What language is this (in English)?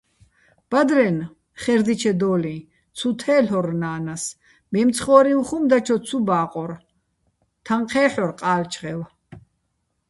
Bats